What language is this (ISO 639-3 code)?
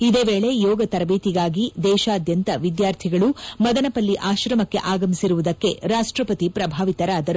kan